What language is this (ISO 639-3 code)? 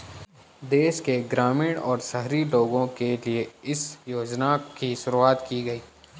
hin